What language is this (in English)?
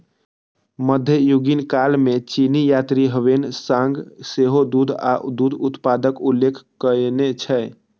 Maithili